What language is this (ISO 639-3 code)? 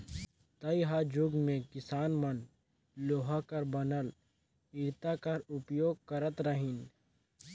hne